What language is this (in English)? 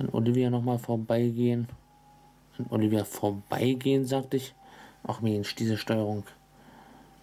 German